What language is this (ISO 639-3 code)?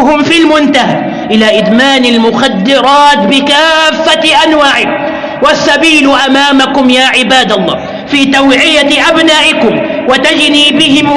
ara